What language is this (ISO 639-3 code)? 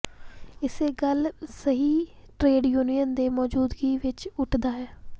pan